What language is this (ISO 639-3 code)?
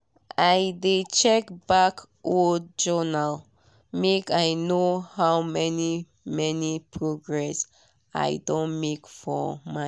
pcm